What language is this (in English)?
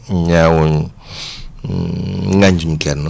Wolof